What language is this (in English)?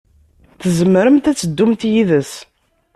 Kabyle